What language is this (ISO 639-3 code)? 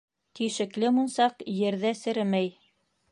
bak